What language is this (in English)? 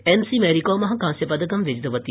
Sanskrit